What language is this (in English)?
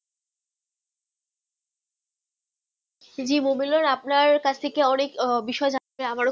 Bangla